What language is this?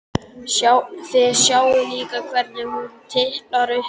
Icelandic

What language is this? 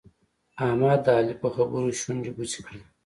Pashto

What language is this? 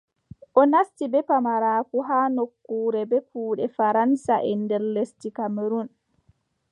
Adamawa Fulfulde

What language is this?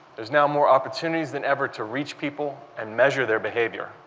English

